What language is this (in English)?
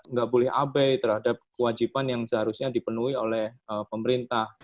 Indonesian